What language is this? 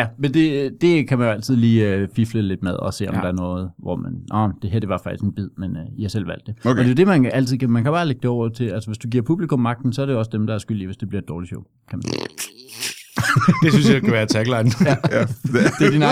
Danish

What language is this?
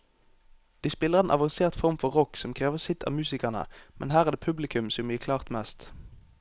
Norwegian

